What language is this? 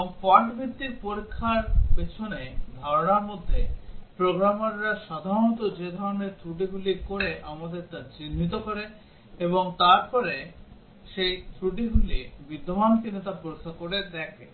Bangla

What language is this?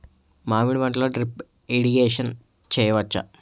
Telugu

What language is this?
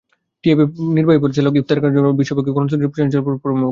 Bangla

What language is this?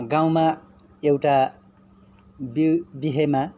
Nepali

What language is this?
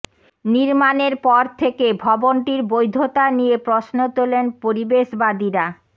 Bangla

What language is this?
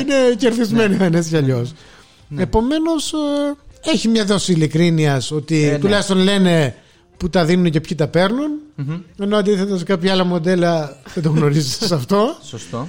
Greek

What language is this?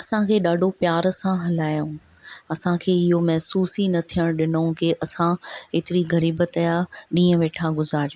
Sindhi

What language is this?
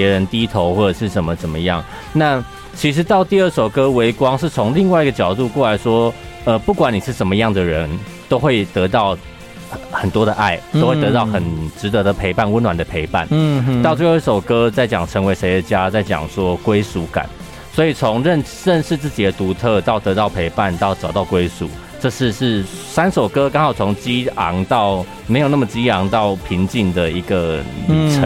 Chinese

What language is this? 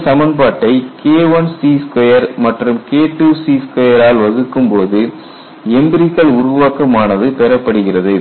Tamil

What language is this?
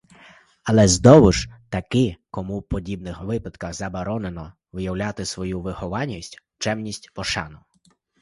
Ukrainian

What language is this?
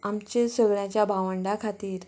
Konkani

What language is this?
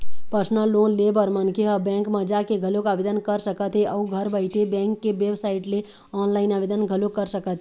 Chhattisgarhi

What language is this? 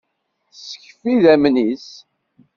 Kabyle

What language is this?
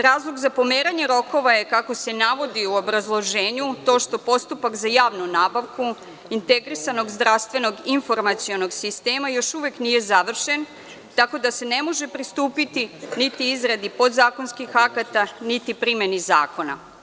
Serbian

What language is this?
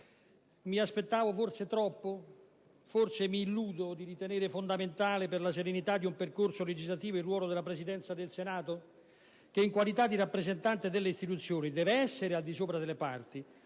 Italian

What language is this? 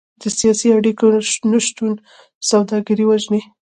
Pashto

